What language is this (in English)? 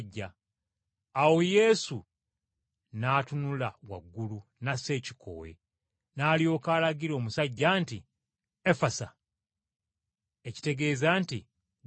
Ganda